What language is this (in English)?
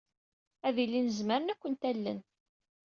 Kabyle